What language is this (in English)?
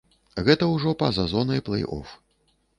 Belarusian